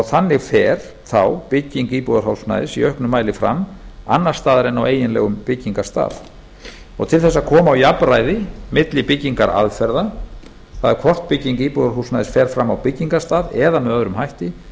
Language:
Icelandic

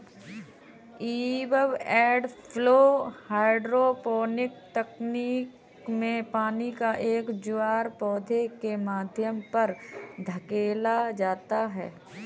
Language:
Hindi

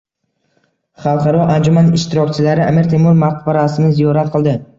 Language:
Uzbek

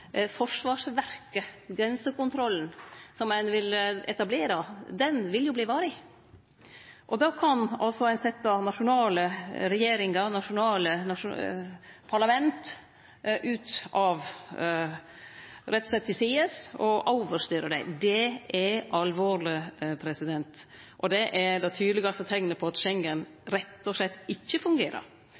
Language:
Norwegian Nynorsk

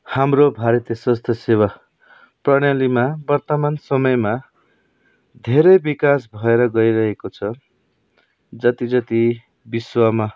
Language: Nepali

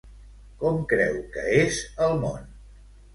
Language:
Catalan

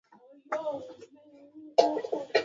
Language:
Swahili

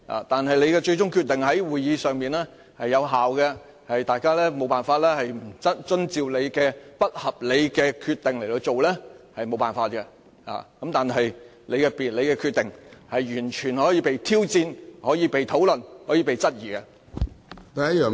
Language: Cantonese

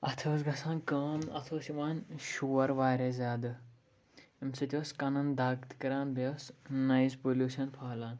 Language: Kashmiri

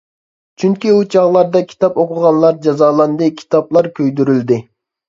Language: Uyghur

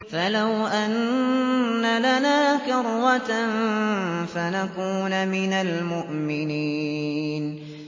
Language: Arabic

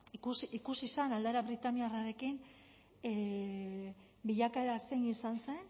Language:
Basque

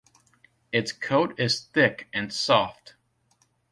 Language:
English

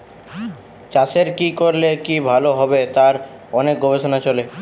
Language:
Bangla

